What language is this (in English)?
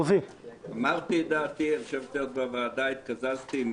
Hebrew